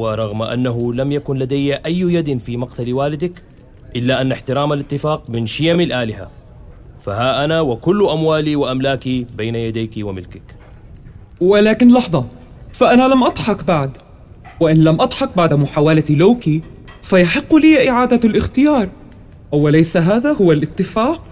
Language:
Arabic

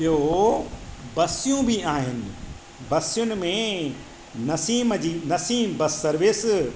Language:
Sindhi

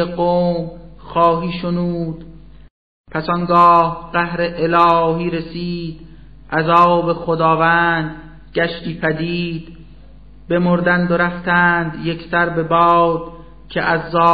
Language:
Persian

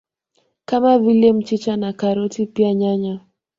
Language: Swahili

